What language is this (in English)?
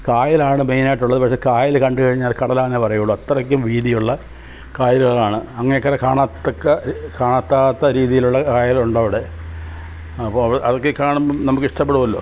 Malayalam